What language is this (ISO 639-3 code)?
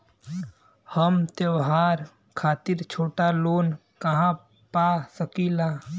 bho